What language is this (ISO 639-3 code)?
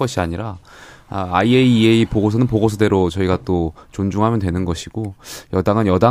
kor